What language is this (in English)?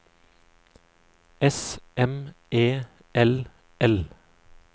Norwegian